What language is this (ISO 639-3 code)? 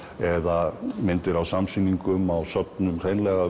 isl